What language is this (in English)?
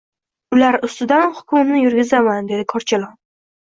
Uzbek